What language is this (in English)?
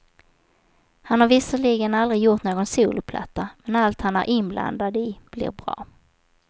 Swedish